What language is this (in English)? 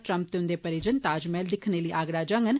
Dogri